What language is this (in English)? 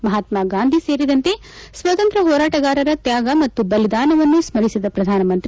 Kannada